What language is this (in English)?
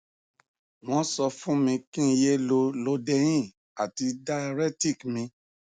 Yoruba